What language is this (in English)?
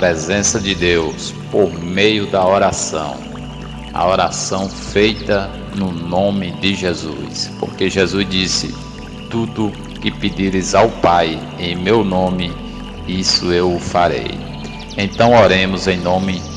Portuguese